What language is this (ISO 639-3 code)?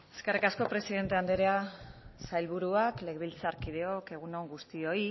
eus